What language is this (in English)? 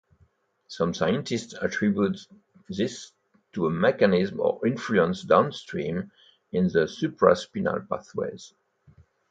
English